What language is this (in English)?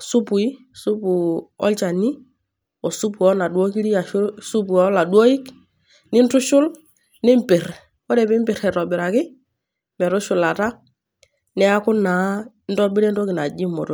Masai